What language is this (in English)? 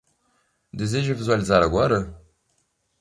Portuguese